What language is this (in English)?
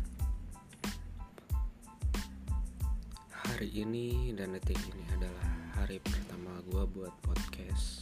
Indonesian